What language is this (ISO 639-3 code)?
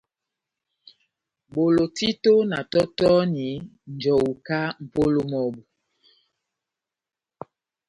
bnm